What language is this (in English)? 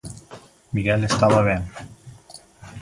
Galician